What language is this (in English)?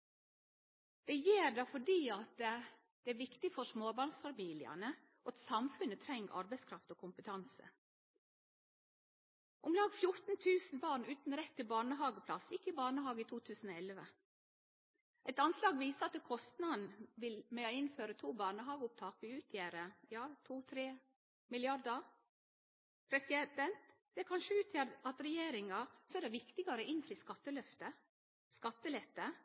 Norwegian Nynorsk